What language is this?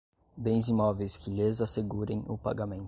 Portuguese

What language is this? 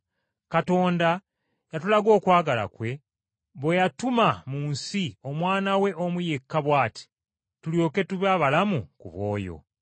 Ganda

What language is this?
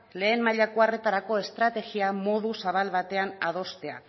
Basque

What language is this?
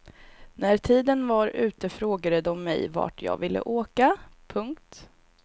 Swedish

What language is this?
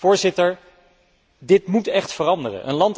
Dutch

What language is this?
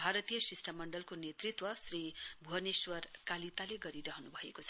Nepali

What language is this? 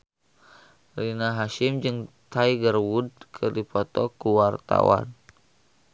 Sundanese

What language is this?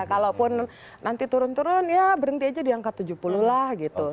Indonesian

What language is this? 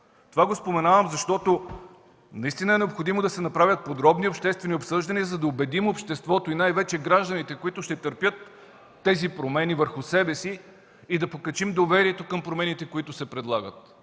Bulgarian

